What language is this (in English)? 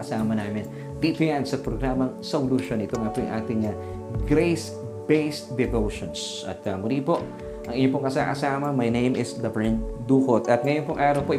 Filipino